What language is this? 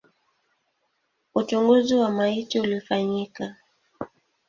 Swahili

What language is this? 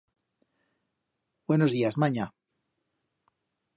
Aragonese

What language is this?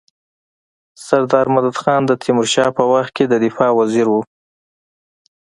Pashto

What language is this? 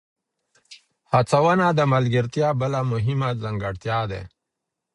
Pashto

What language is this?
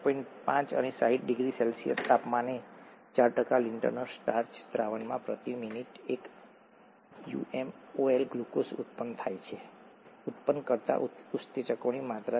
Gujarati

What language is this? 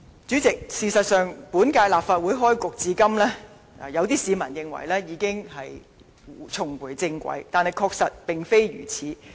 Cantonese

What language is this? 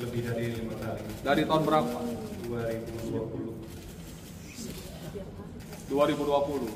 Indonesian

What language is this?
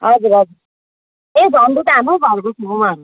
Nepali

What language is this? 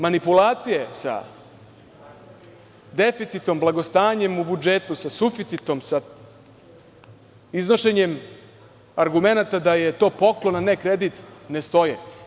Serbian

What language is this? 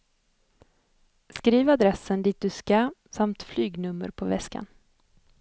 Swedish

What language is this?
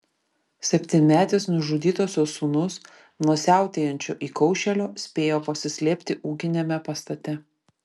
Lithuanian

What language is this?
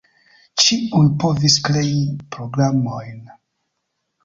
Esperanto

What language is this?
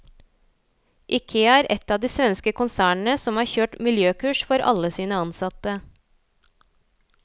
Norwegian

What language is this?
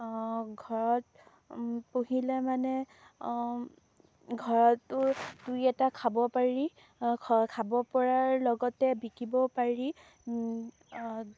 Assamese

